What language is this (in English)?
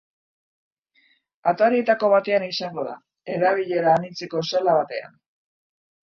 Basque